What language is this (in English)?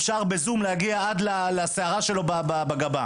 Hebrew